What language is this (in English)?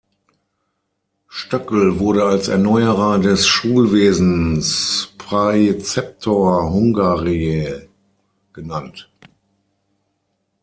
German